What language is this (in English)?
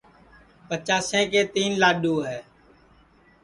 Sansi